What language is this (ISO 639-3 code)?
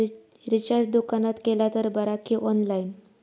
mar